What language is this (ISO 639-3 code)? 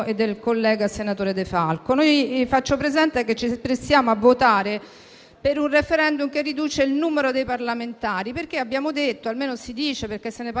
ita